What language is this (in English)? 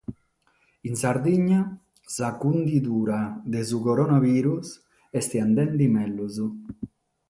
Sardinian